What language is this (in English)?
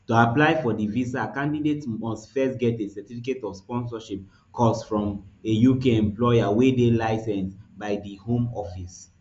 Nigerian Pidgin